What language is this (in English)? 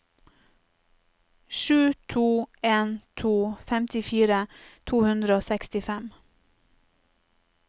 Norwegian